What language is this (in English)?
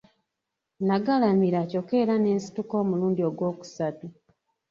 Ganda